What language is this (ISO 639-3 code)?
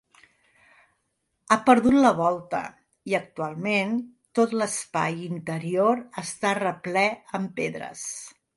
cat